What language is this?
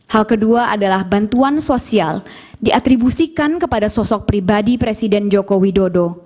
Indonesian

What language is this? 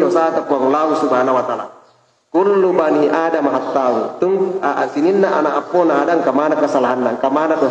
Indonesian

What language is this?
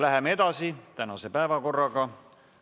Estonian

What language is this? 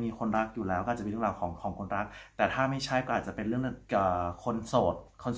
Thai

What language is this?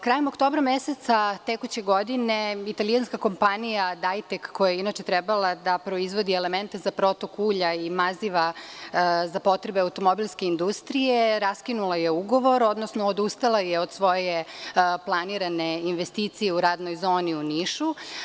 Serbian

